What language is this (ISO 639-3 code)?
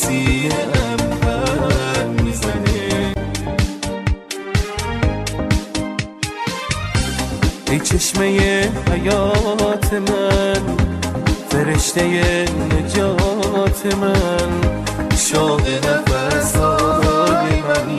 fas